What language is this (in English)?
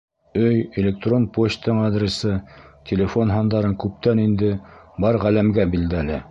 Bashkir